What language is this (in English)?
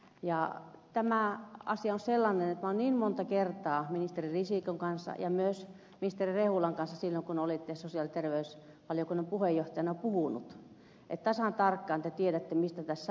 Finnish